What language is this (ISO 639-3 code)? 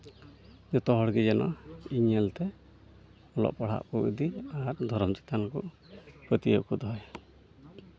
sat